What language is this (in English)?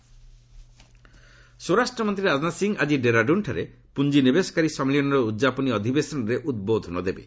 Odia